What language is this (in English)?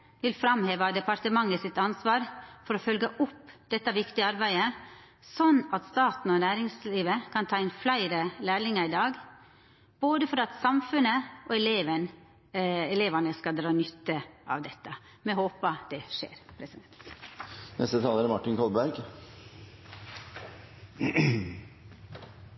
Norwegian